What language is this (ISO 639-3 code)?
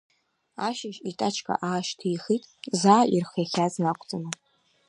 abk